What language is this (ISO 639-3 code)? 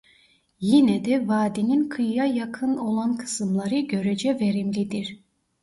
tur